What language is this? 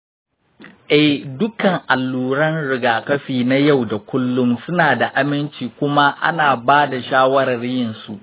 Hausa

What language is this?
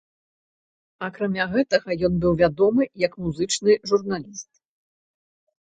Belarusian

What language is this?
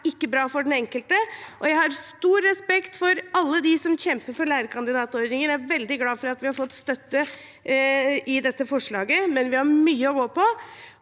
Norwegian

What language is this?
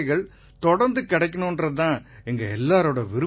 Tamil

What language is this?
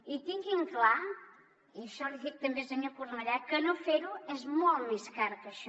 Catalan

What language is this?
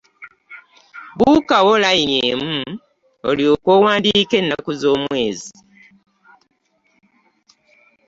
Ganda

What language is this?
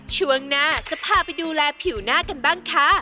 Thai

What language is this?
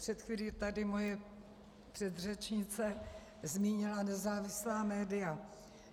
Czech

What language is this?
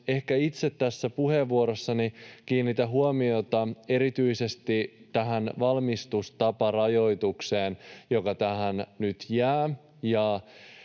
Finnish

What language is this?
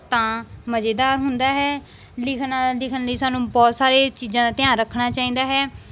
Punjabi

